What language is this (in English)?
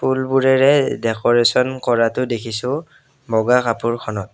Assamese